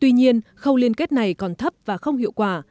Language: Vietnamese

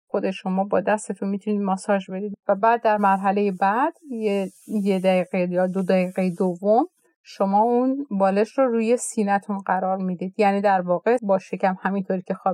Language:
Persian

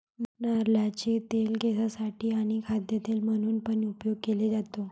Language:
Marathi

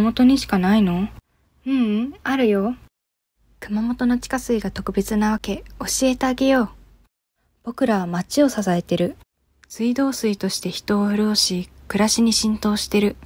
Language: Japanese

